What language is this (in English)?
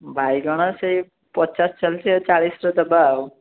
Odia